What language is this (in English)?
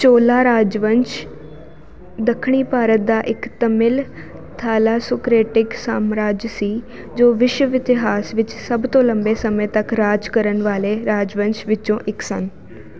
Punjabi